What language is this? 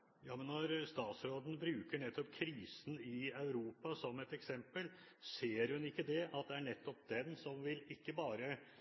Norwegian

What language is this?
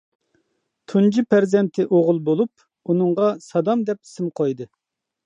Uyghur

